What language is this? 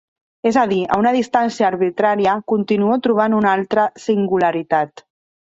Catalan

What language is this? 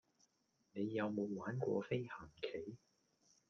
Cantonese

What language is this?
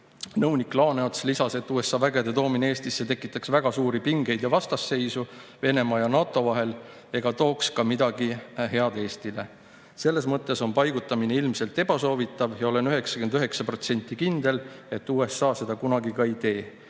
Estonian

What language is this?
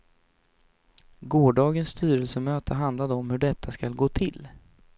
Swedish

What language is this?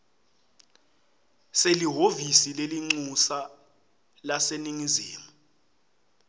Swati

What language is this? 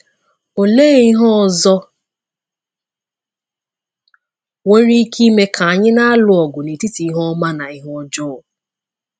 Igbo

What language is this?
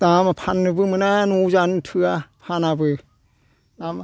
Bodo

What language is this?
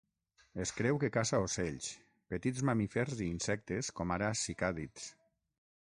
Catalan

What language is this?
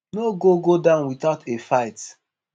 Nigerian Pidgin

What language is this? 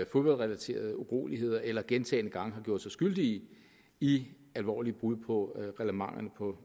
Danish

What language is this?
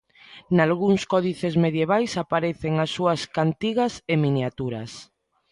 Galician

